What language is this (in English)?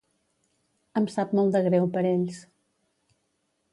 Catalan